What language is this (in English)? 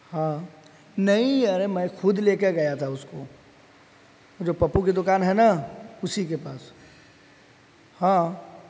Urdu